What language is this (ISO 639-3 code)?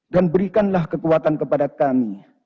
ind